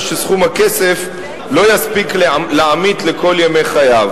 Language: Hebrew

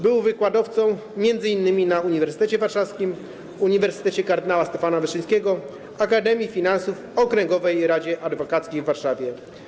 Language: Polish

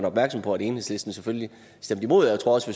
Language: Danish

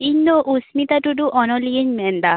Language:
Santali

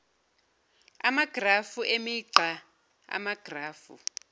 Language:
Zulu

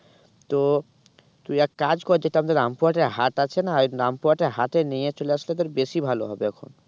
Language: Bangla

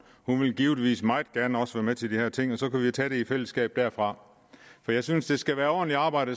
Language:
Danish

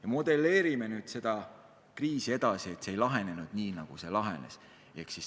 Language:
Estonian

